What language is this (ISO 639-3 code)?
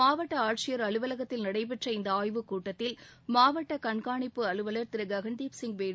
tam